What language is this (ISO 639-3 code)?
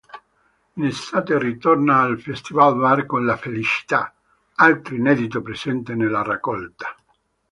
ita